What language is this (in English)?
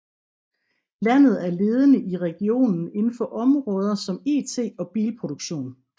Danish